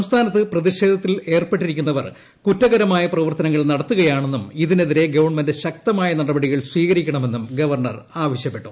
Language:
Malayalam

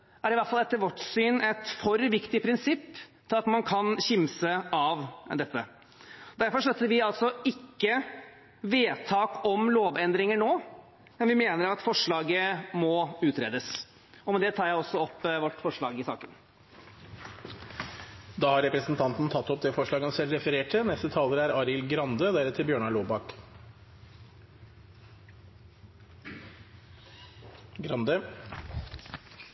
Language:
Norwegian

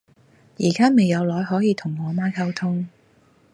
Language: Cantonese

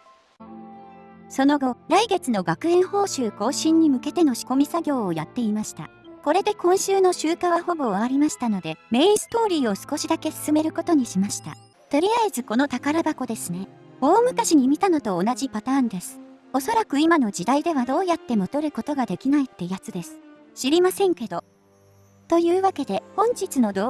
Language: Japanese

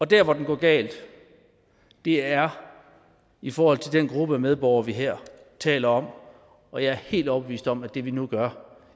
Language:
Danish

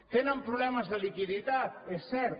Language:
Catalan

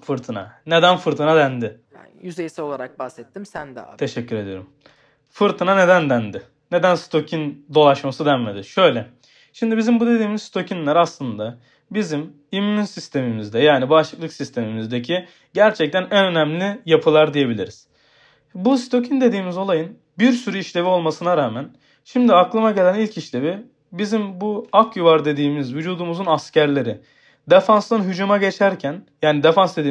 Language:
Turkish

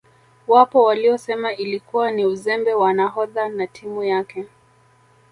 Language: Swahili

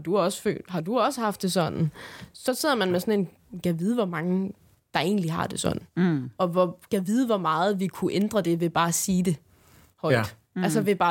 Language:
Danish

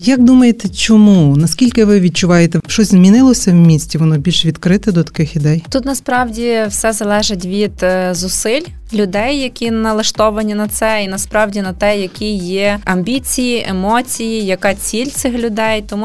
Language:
Ukrainian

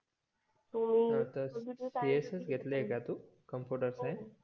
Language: Marathi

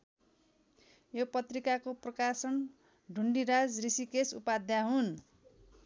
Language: Nepali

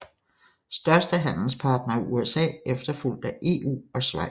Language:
Danish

